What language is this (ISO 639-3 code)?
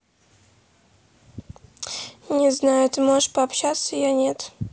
rus